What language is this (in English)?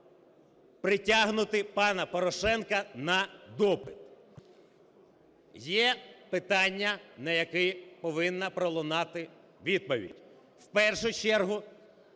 Ukrainian